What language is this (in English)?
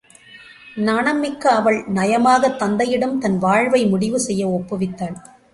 Tamil